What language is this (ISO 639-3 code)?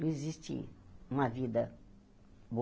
por